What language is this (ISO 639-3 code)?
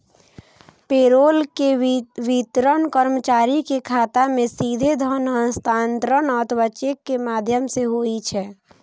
mai